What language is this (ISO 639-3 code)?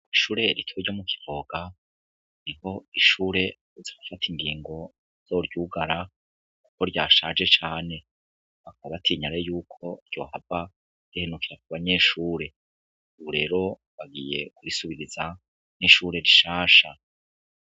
run